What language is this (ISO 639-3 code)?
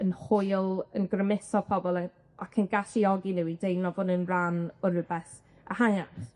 cym